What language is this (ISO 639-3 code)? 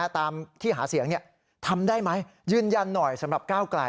tha